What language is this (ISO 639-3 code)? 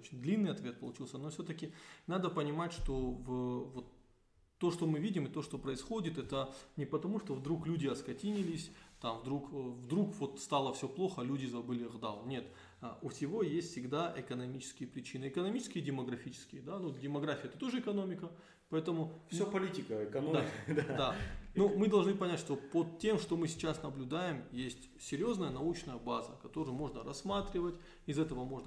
rus